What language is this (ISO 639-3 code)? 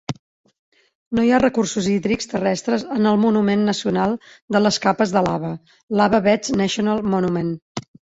cat